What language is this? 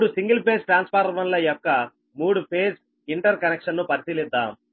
Telugu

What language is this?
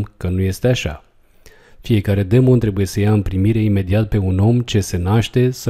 Romanian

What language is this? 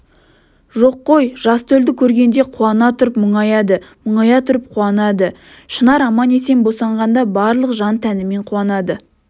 Kazakh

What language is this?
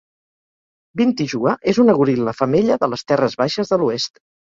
Catalan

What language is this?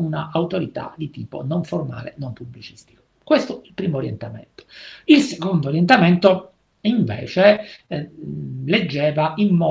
Italian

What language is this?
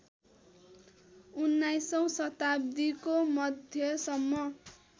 Nepali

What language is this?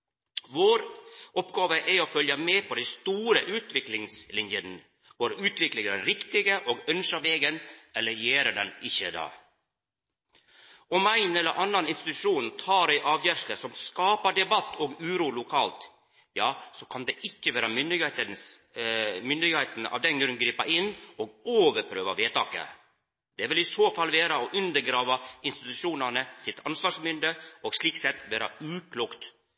Norwegian Nynorsk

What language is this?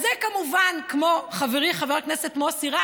Hebrew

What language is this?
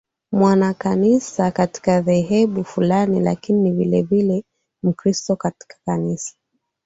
Swahili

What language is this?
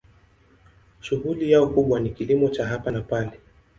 Swahili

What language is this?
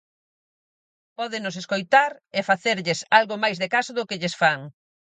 Galician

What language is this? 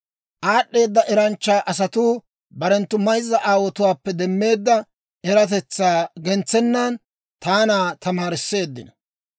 Dawro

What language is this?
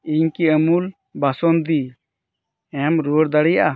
Santali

